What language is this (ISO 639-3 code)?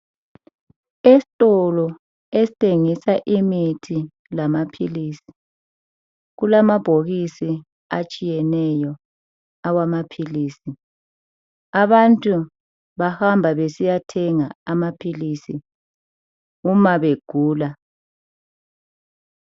nde